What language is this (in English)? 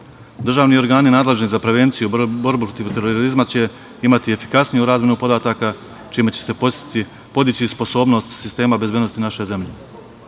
Serbian